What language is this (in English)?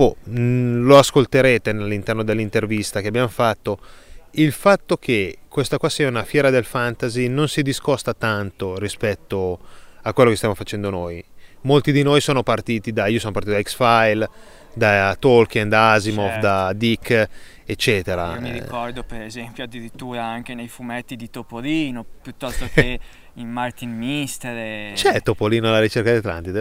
Italian